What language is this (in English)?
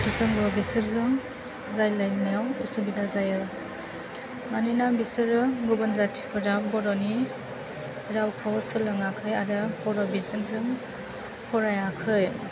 Bodo